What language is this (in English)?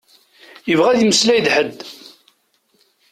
Kabyle